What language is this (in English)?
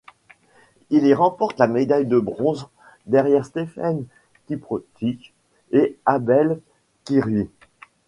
French